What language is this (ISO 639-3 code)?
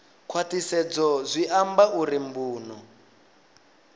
ven